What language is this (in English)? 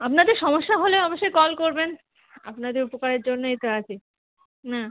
Bangla